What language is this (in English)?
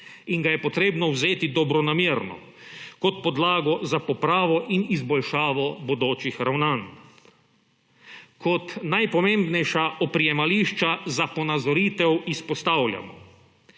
Slovenian